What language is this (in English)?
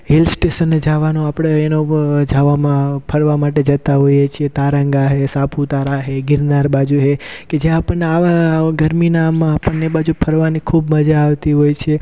Gujarati